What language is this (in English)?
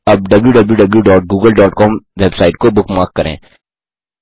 Hindi